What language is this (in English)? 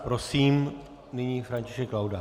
Czech